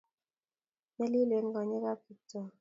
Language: Kalenjin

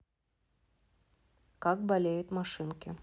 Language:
Russian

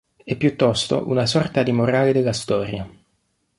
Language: Italian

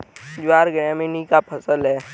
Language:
Hindi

